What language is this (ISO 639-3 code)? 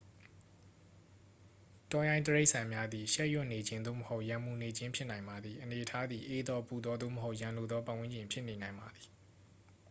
mya